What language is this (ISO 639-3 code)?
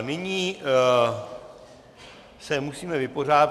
ces